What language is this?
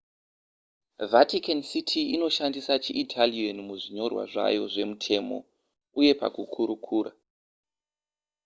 Shona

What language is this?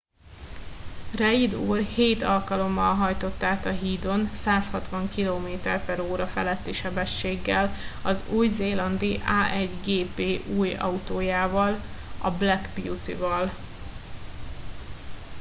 Hungarian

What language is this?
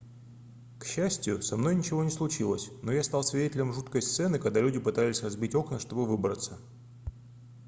Russian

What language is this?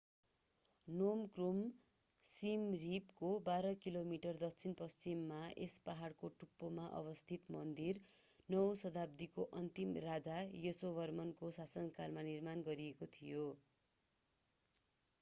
Nepali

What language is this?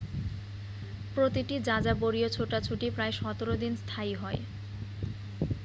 Bangla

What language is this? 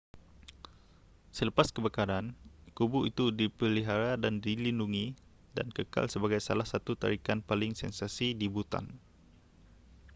Malay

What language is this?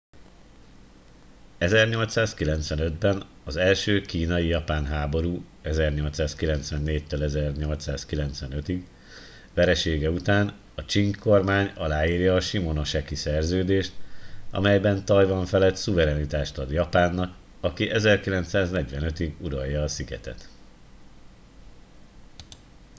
Hungarian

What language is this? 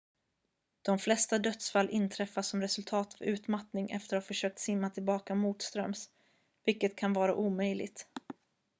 Swedish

